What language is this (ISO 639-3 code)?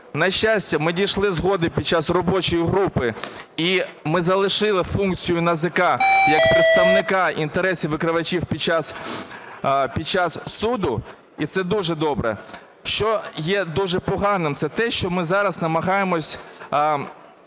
ukr